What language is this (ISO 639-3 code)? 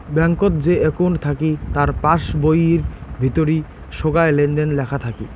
ben